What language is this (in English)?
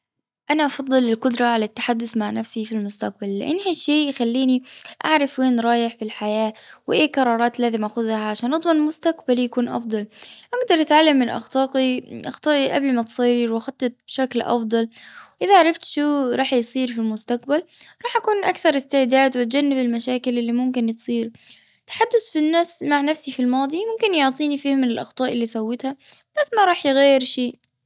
Gulf Arabic